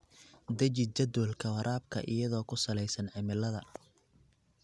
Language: Somali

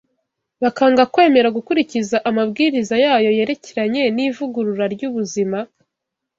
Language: Kinyarwanda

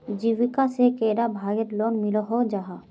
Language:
Magahi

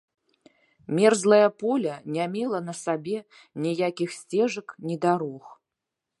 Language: Belarusian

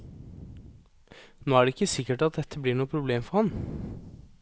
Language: Norwegian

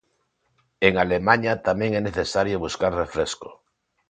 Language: Galician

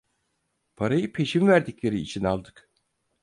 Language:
Turkish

